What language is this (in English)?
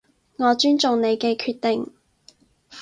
Cantonese